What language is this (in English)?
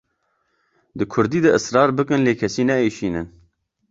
Kurdish